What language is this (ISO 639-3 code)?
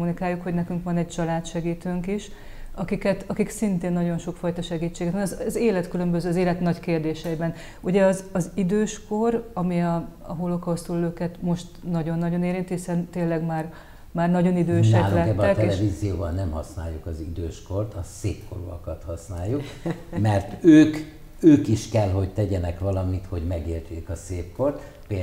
hun